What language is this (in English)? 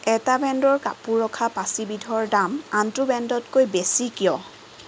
Assamese